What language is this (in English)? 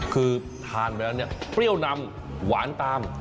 Thai